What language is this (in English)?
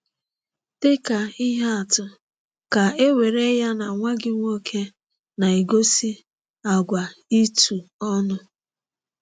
Igbo